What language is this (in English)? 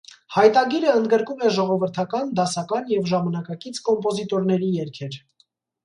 Armenian